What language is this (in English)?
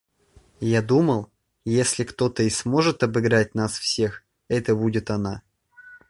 Russian